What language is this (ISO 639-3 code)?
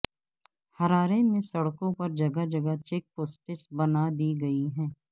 urd